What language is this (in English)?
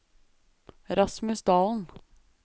Norwegian